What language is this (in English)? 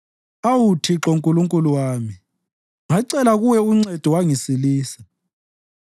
North Ndebele